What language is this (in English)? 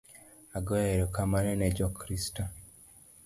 Luo (Kenya and Tanzania)